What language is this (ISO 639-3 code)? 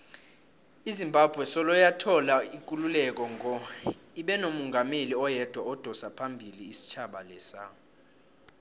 nbl